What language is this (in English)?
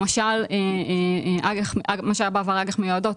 Hebrew